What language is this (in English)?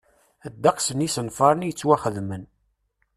Kabyle